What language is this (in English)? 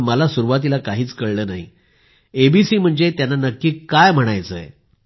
Marathi